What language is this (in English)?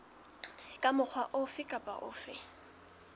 Southern Sotho